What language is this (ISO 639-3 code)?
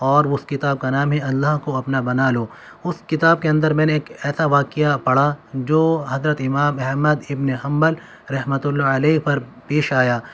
urd